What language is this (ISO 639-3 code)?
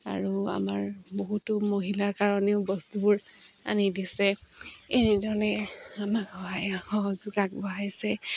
asm